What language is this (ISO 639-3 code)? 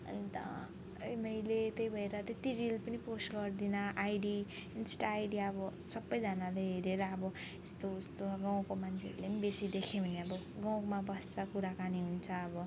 nep